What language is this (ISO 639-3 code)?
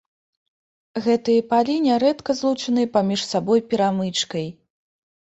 bel